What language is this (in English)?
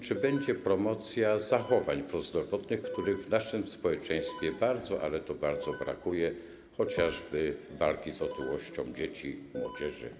Polish